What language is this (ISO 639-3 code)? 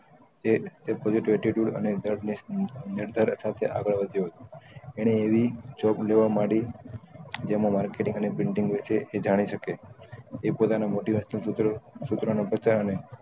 guj